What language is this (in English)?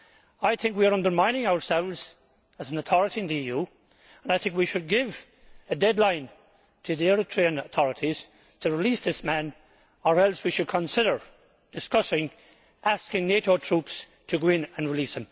English